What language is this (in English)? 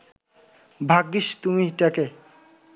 Bangla